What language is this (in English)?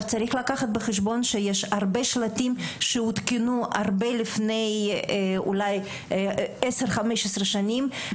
Hebrew